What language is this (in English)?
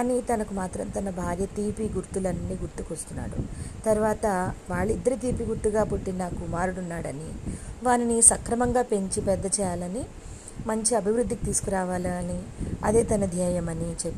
Telugu